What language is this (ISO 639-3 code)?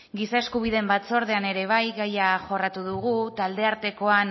eus